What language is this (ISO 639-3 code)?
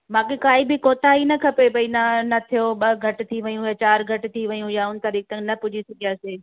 snd